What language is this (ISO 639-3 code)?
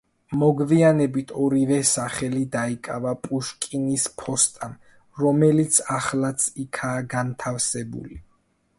kat